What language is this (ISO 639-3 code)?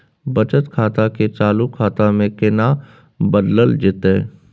mai